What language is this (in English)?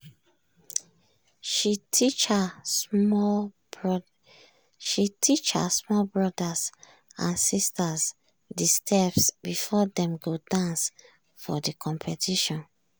Nigerian Pidgin